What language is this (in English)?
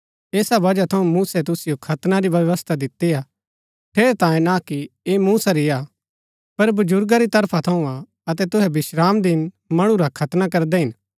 Gaddi